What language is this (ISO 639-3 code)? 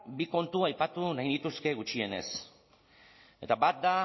eus